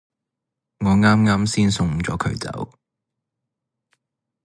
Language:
Cantonese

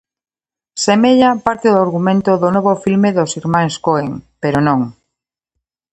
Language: Galician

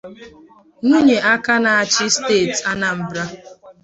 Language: Igbo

